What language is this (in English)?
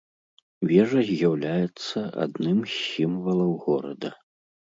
Belarusian